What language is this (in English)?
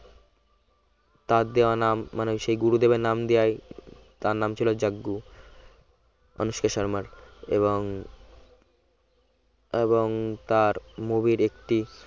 Bangla